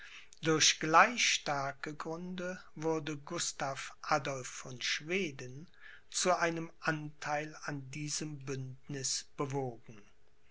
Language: German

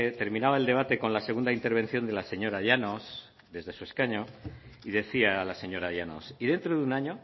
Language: Spanish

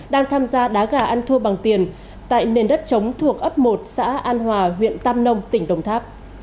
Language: Vietnamese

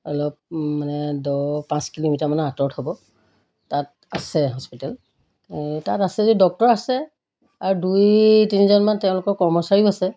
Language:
Assamese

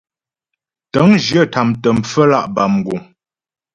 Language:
Ghomala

